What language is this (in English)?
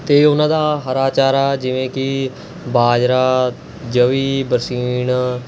Punjabi